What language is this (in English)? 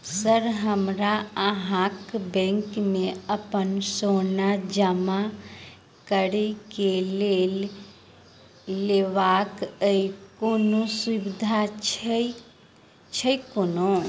Maithili